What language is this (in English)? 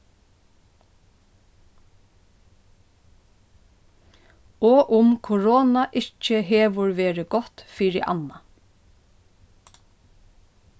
Faroese